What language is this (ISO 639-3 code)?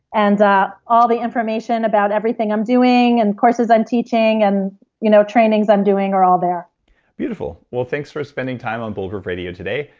eng